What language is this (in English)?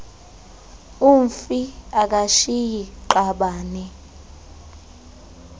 Xhosa